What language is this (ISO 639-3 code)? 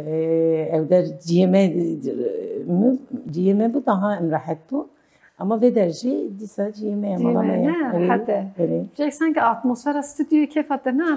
tur